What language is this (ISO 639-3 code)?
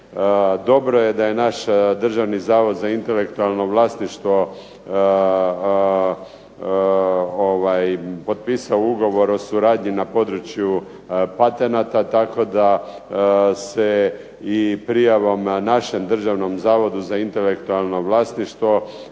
hrv